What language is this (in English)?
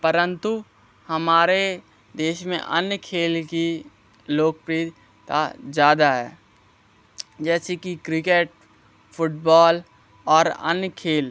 Hindi